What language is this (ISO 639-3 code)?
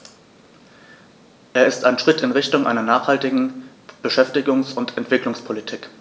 deu